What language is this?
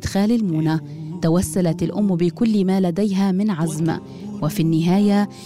Arabic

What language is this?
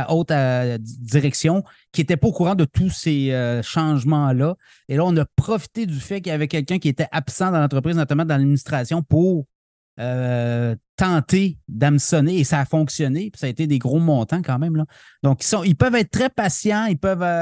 French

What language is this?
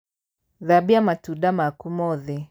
Kikuyu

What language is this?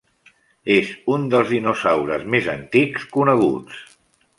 Catalan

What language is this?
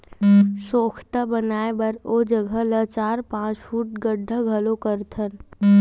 Chhattisgarhi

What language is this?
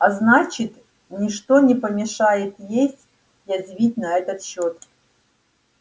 Russian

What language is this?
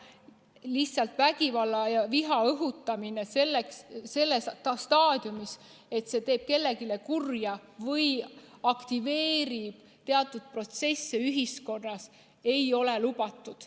Estonian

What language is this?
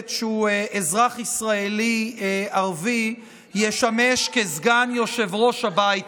Hebrew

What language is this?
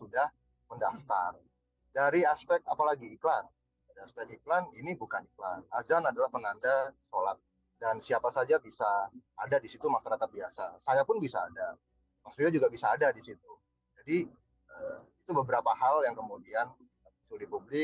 Indonesian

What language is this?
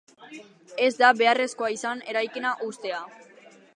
Basque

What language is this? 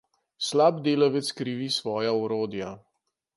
Slovenian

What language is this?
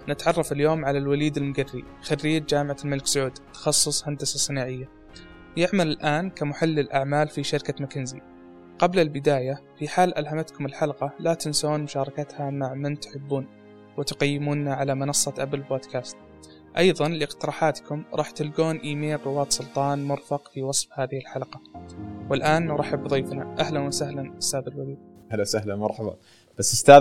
Arabic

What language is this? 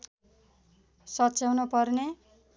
Nepali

